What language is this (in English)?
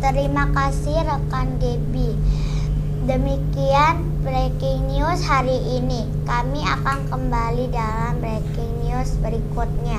Indonesian